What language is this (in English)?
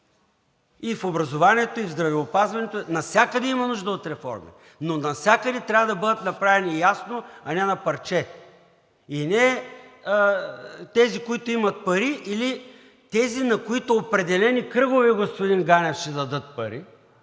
Bulgarian